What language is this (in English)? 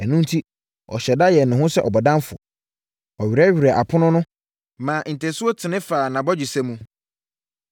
Akan